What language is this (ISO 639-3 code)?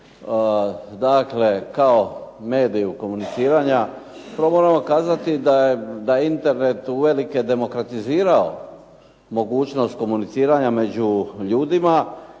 hrv